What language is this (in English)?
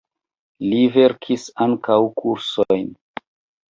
Esperanto